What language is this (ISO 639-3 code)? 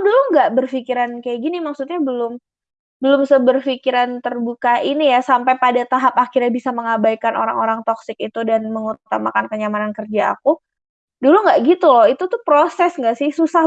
ind